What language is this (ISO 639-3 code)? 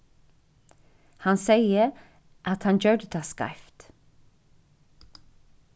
fao